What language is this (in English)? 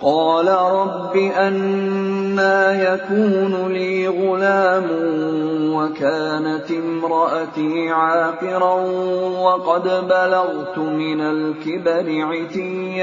Arabic